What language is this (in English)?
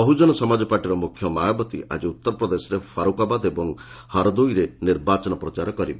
Odia